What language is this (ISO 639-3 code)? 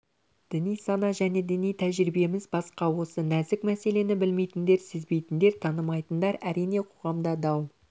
kaz